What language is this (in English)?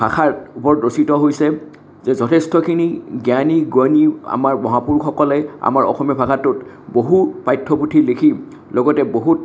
Assamese